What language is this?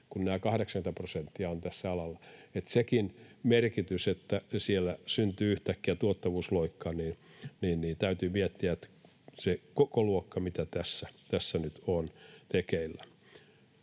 Finnish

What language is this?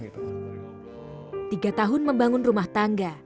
Indonesian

